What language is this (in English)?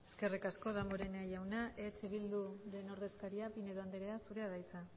Basque